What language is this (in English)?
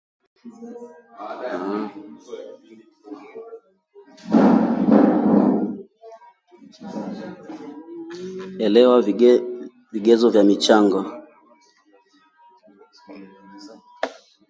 Swahili